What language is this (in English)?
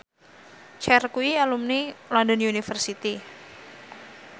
Javanese